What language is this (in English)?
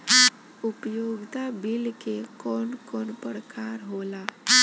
Bhojpuri